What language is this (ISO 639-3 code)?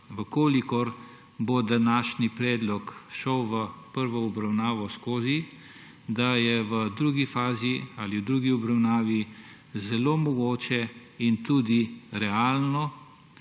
slv